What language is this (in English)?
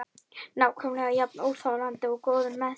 Icelandic